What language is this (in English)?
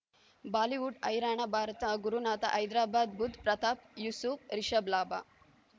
Kannada